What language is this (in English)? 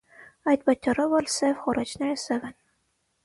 Armenian